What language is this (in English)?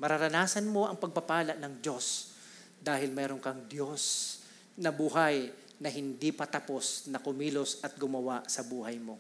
Filipino